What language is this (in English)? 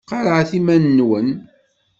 Kabyle